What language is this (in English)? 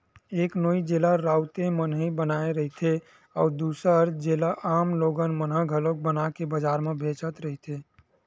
Chhattisgarhi